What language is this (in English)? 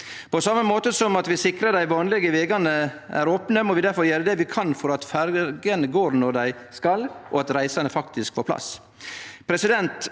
Norwegian